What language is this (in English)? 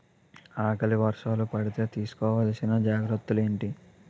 Telugu